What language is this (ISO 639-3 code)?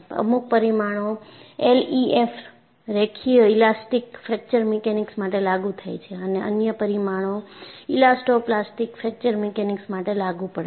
guj